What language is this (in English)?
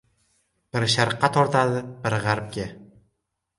Uzbek